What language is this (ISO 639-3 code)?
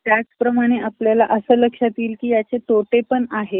mar